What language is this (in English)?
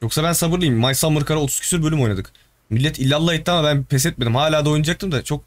Turkish